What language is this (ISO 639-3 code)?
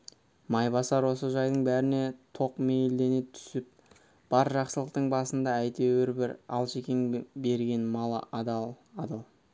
kaz